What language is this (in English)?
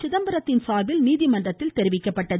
Tamil